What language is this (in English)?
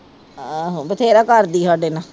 Punjabi